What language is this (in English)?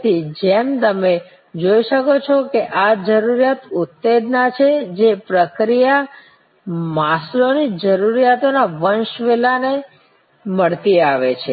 Gujarati